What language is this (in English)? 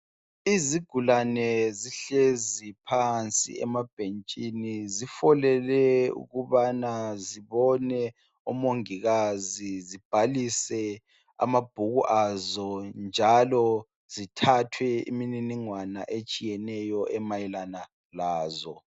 North Ndebele